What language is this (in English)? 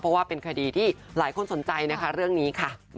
Thai